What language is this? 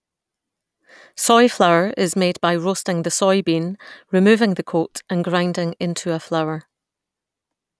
English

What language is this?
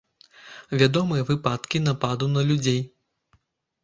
Belarusian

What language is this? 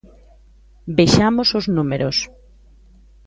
Galician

